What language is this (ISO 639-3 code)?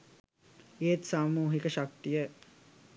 sin